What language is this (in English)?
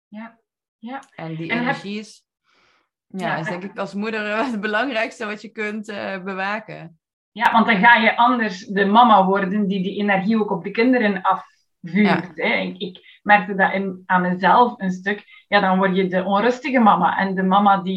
Dutch